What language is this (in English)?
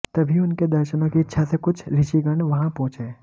Hindi